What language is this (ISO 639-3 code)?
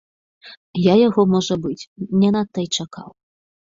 bel